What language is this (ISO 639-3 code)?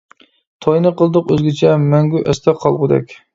uig